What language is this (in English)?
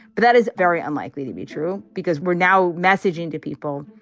English